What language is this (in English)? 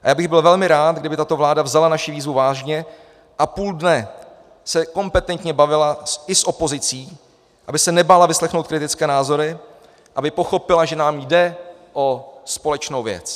Czech